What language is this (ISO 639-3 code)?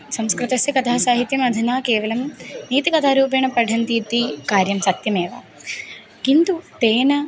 san